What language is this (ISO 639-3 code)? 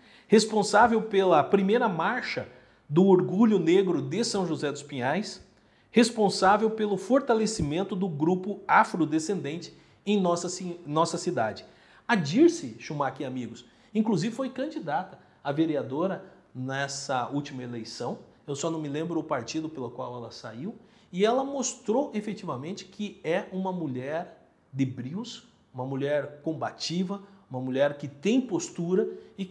por